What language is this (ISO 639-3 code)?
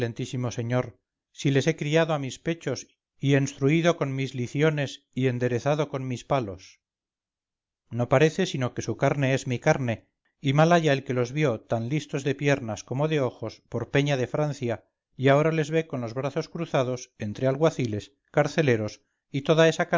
spa